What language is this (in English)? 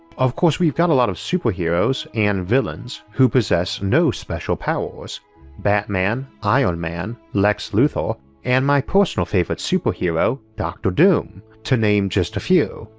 English